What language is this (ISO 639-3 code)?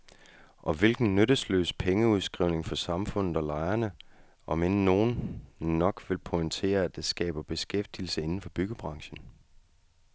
dan